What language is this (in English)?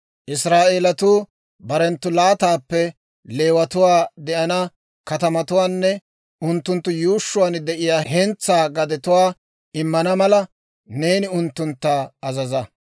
Dawro